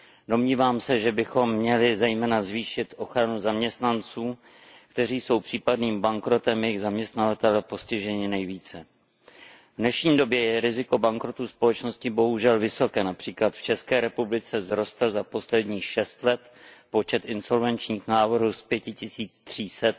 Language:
Czech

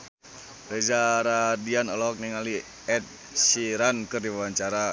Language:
Sundanese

